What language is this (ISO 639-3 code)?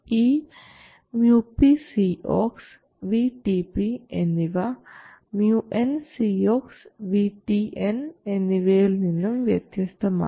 mal